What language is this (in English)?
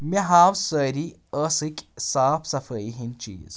Kashmiri